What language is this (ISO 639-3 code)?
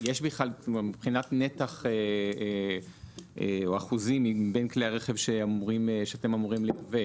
heb